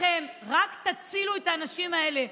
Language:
Hebrew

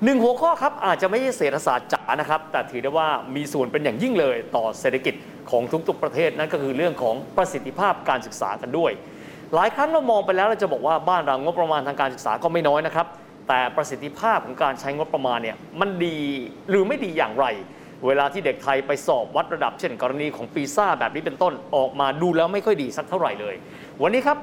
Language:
Thai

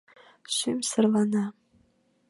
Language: Mari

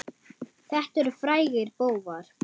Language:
Icelandic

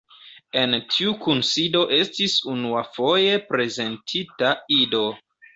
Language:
Esperanto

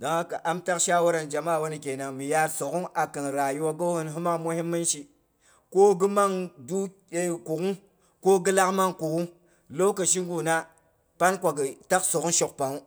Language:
Boghom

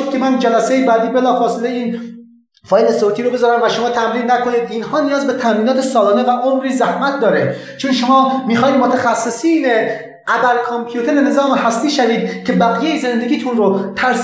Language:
Persian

